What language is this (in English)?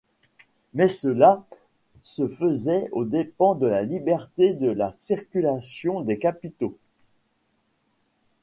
French